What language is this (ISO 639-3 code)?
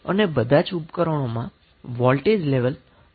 guj